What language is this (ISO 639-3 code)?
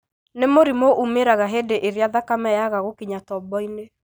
kik